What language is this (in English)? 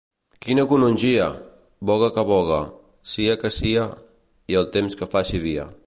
Catalan